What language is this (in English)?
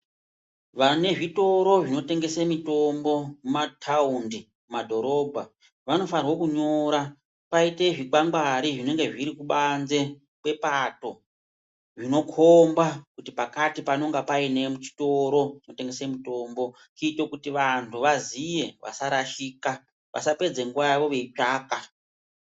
Ndau